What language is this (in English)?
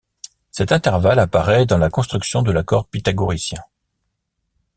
French